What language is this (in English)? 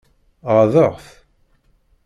Kabyle